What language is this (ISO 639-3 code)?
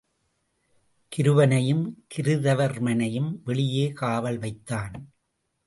tam